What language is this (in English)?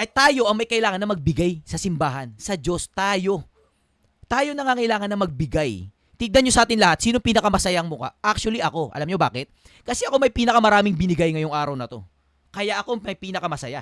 Filipino